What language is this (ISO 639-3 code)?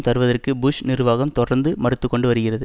tam